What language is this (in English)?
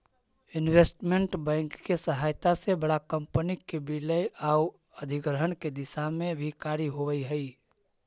Magahi